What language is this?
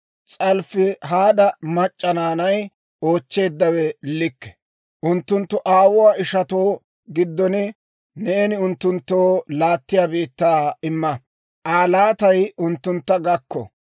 Dawro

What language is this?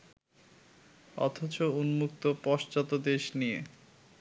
Bangla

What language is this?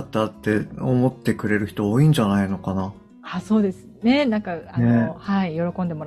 Japanese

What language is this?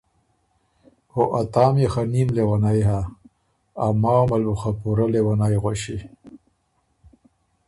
Ormuri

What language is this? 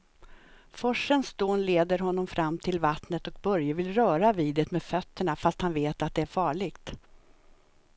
Swedish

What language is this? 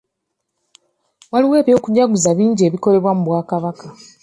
Ganda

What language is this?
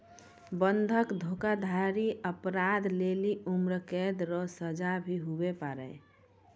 Maithili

